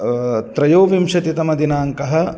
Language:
Sanskrit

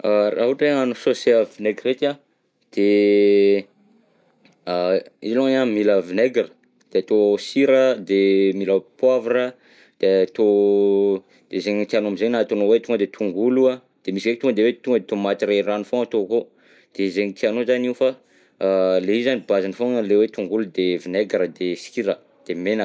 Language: Southern Betsimisaraka Malagasy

